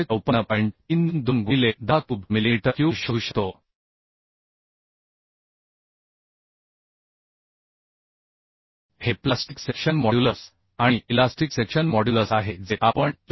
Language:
Marathi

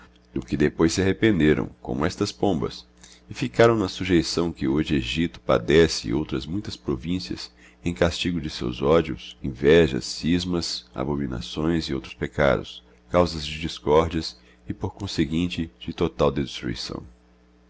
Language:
Portuguese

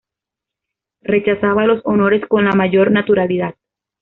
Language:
Spanish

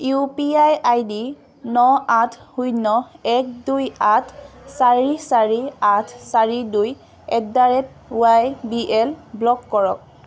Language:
Assamese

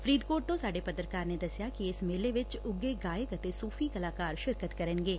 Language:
Punjabi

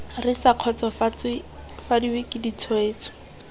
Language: Tswana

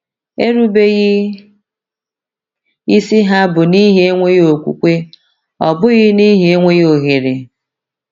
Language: Igbo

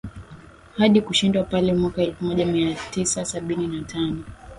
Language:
Swahili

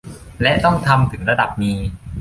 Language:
Thai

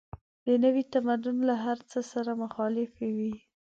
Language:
Pashto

